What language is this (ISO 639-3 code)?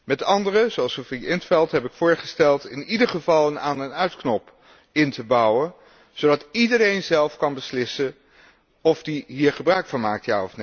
nld